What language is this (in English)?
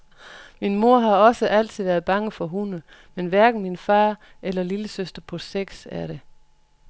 Danish